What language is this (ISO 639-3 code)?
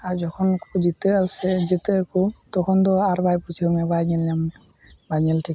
sat